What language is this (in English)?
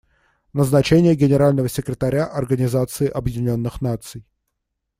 Russian